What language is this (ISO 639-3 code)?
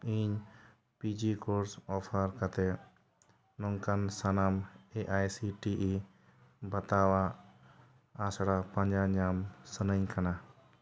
sat